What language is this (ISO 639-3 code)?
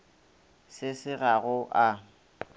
nso